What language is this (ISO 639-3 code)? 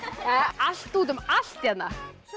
isl